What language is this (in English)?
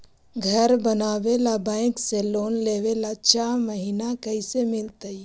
Magahi